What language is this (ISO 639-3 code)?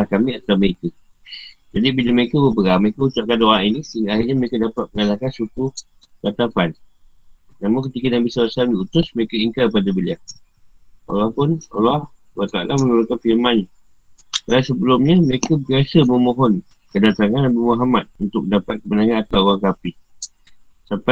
msa